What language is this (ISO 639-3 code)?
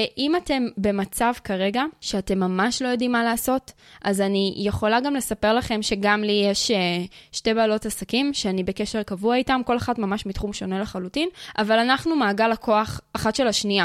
heb